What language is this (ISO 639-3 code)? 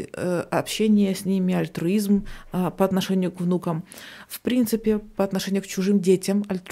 rus